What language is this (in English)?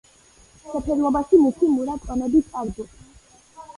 Georgian